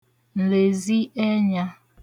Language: Igbo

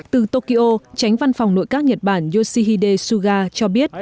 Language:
Vietnamese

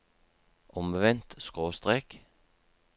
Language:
Norwegian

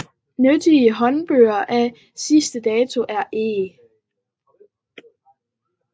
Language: Danish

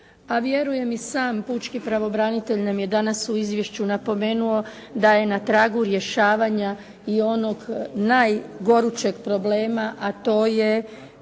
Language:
Croatian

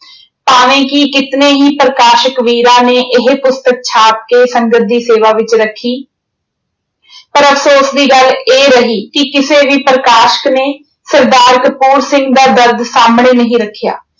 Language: Punjabi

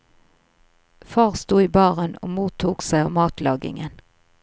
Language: Norwegian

